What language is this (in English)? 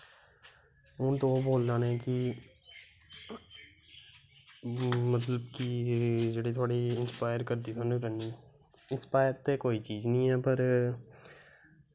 Dogri